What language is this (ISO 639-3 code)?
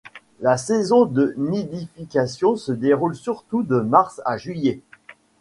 fra